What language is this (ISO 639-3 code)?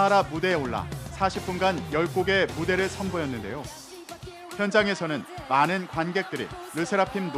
kor